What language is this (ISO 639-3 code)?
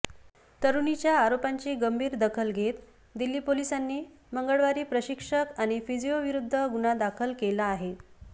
mar